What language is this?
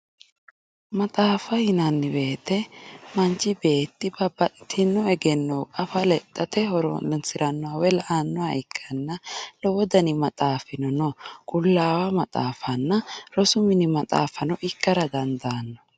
Sidamo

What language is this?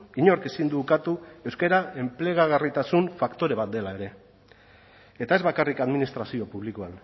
Basque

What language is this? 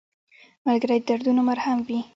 Pashto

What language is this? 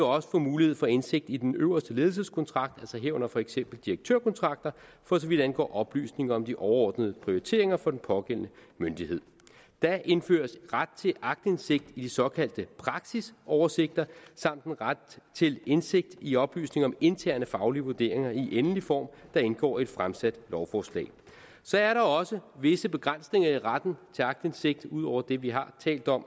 Danish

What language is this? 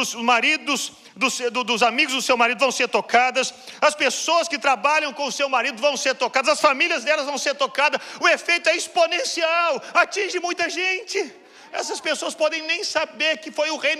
Portuguese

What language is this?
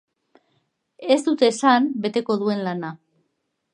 Basque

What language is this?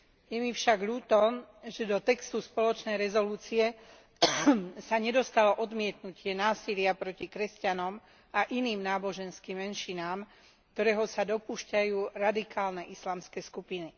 Slovak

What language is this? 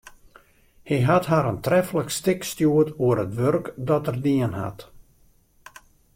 Western Frisian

